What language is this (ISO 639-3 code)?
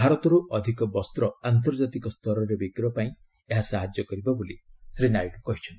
ori